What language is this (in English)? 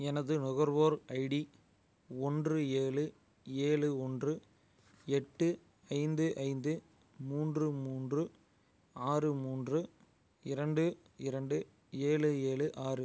Tamil